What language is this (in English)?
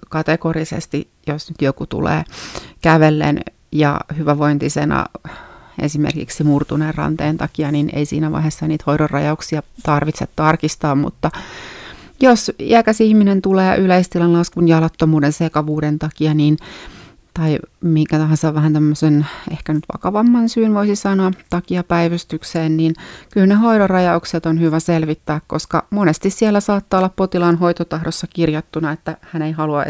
Finnish